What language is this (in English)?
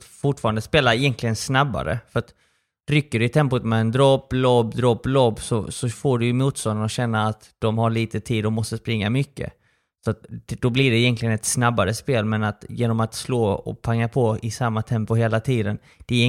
Swedish